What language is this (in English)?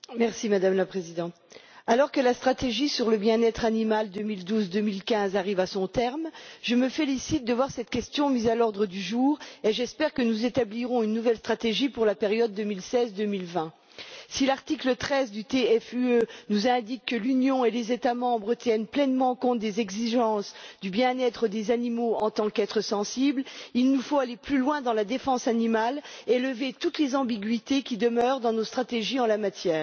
French